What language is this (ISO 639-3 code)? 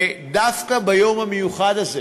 heb